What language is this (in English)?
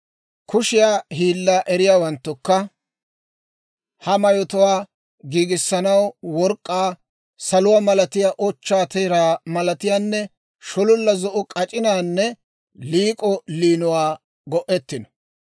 Dawro